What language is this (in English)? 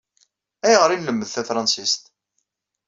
Kabyle